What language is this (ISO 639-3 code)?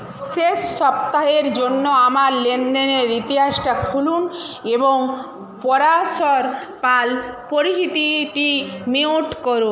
ben